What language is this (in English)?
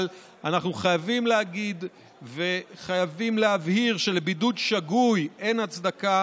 Hebrew